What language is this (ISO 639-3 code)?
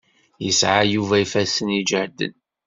kab